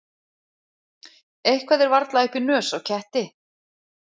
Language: Icelandic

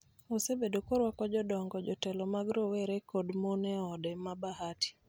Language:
Luo (Kenya and Tanzania)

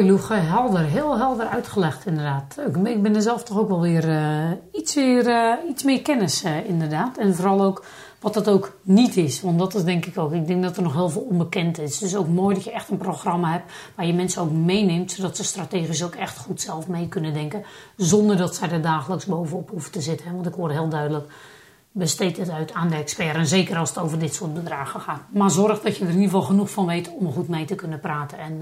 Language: Dutch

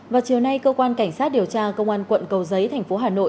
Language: Vietnamese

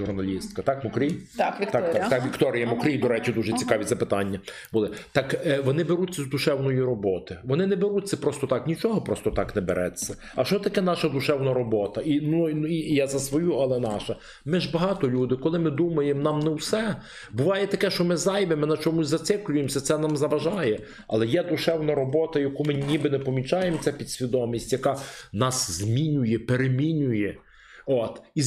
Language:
Ukrainian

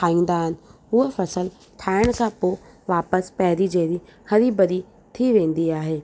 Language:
Sindhi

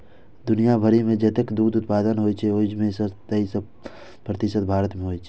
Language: Maithili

